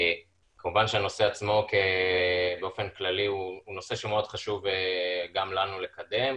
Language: Hebrew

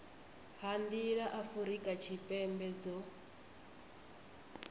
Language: Venda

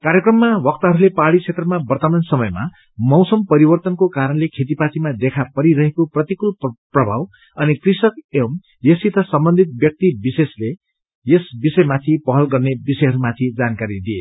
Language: Nepali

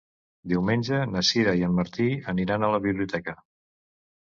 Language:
Catalan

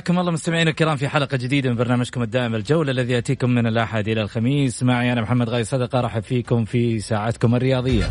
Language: Arabic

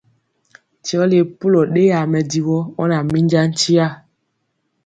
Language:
Mpiemo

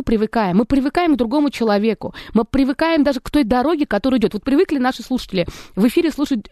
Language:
Russian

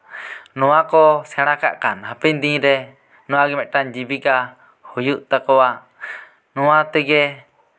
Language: Santali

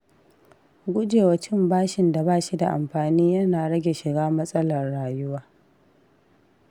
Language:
Hausa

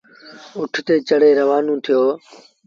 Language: Sindhi Bhil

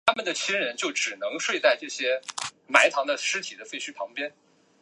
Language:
Chinese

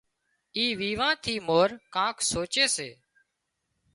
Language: Wadiyara Koli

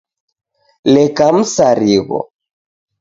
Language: Taita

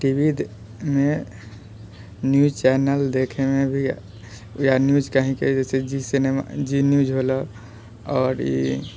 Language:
Maithili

